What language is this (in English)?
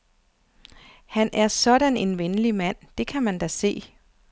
Danish